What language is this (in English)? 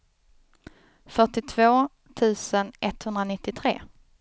Swedish